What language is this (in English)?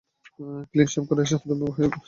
Bangla